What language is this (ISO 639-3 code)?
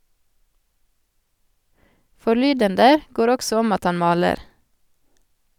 nor